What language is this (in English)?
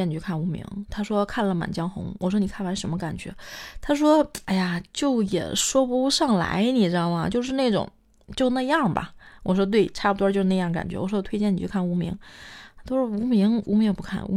Chinese